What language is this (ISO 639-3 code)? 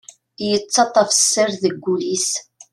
kab